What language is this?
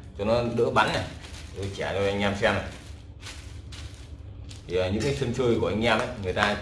Vietnamese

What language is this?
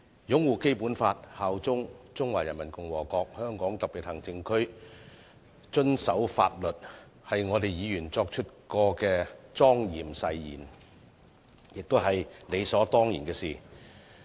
Cantonese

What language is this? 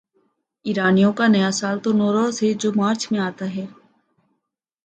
Urdu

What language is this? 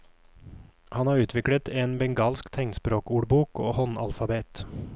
Norwegian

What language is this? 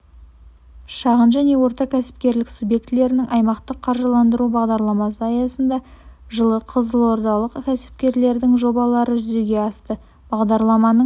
Kazakh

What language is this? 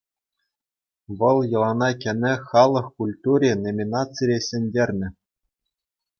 Chuvash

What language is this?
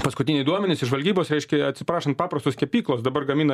Lithuanian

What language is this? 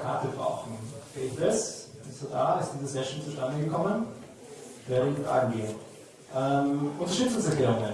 German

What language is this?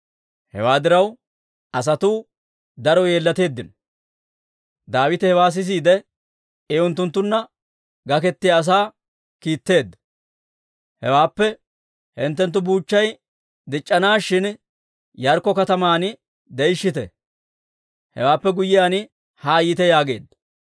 Dawro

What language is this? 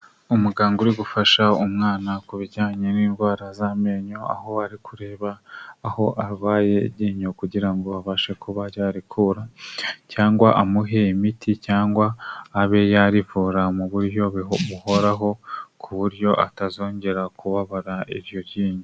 Kinyarwanda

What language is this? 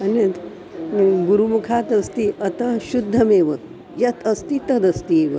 Sanskrit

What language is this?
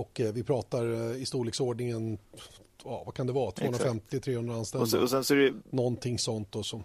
Swedish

